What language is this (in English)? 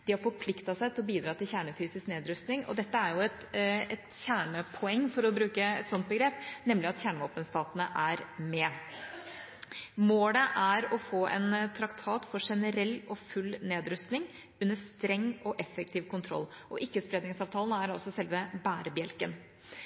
Norwegian Bokmål